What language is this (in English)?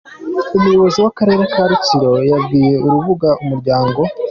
Kinyarwanda